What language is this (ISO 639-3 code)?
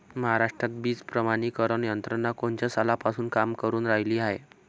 mar